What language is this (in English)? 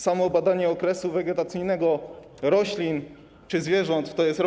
Polish